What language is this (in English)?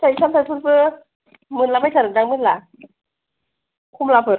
Bodo